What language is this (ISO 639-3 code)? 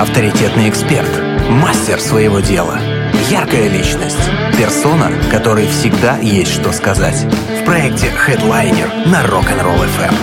rus